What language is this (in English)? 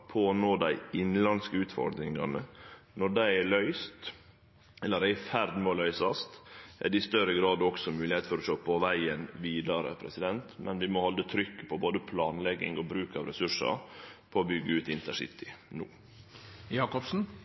Norwegian Nynorsk